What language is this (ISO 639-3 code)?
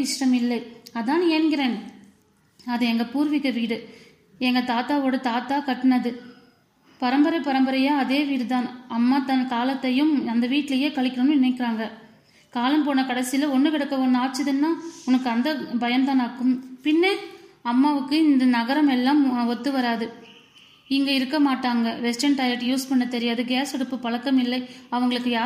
tam